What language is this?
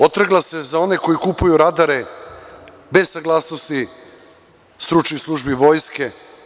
Serbian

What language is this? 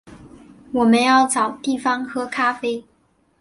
Chinese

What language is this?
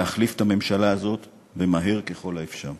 Hebrew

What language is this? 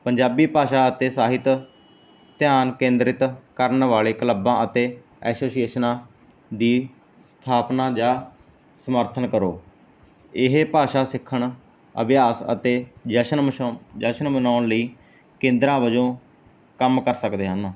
Punjabi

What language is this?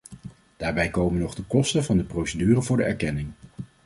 Dutch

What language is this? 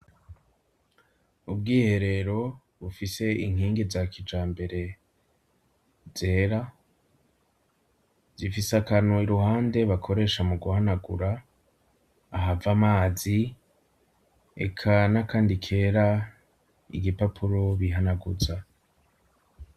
Rundi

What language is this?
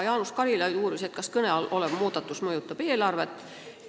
Estonian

